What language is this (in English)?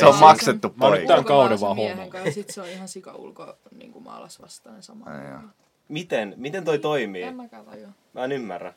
Finnish